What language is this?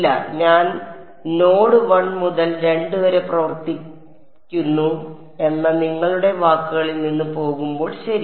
Malayalam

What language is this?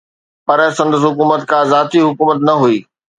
Sindhi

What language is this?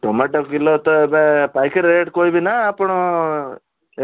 Odia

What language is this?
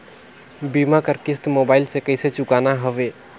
Chhattisgarhi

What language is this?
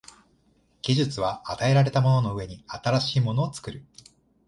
Japanese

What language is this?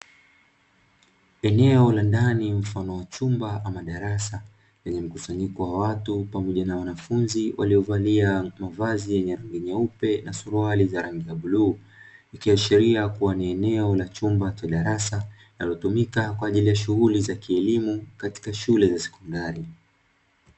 Swahili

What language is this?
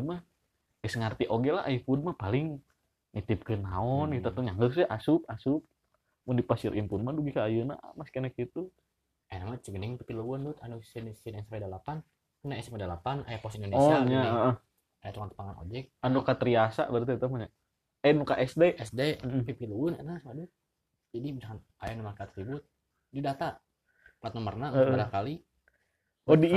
Indonesian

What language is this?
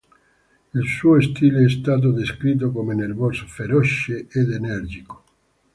Italian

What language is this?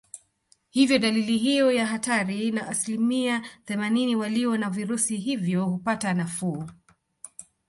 Swahili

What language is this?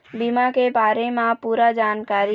Chhattisgarhi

